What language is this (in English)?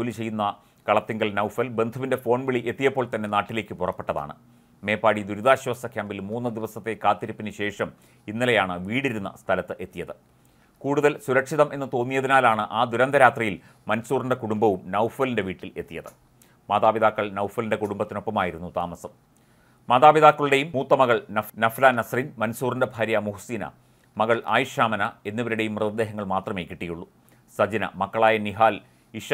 Malayalam